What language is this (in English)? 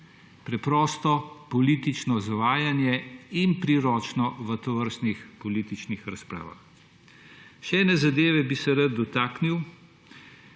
Slovenian